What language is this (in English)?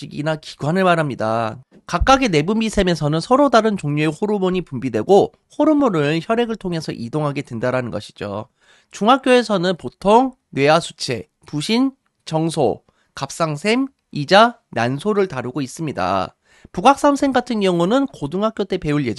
Korean